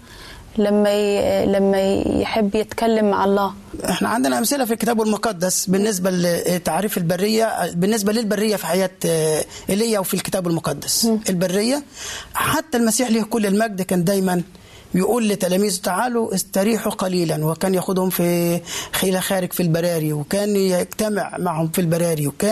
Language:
Arabic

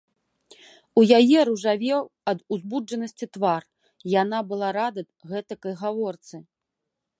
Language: Belarusian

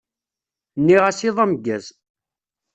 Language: Kabyle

